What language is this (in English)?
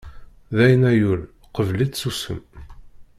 Kabyle